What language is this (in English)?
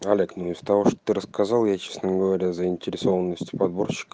Russian